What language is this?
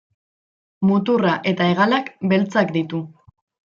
Basque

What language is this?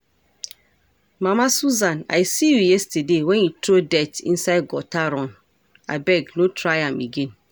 Nigerian Pidgin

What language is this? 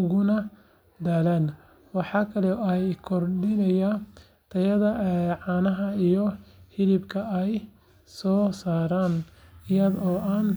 Somali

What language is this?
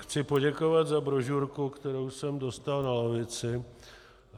Czech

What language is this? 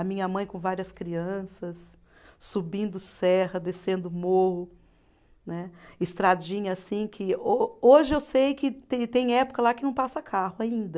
Portuguese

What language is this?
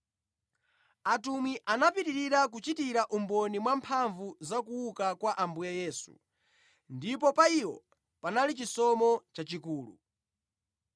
Nyanja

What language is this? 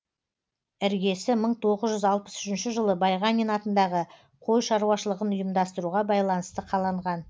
Kazakh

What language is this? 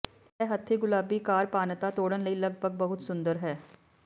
Punjabi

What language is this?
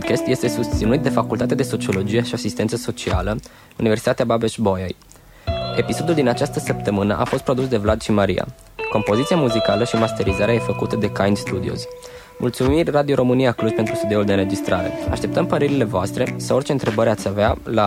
Romanian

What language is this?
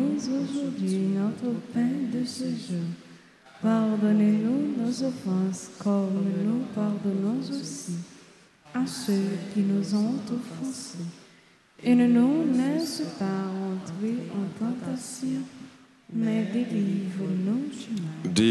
French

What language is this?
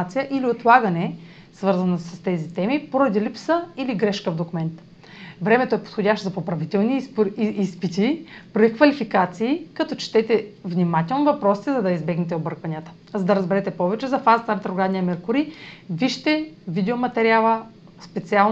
Bulgarian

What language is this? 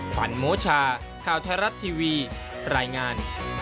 Thai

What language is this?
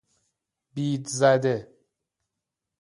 Persian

